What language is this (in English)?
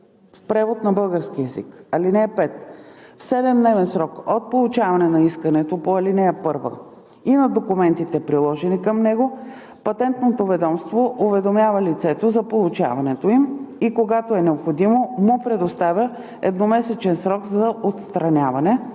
Bulgarian